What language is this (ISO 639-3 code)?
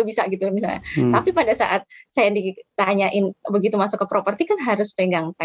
ind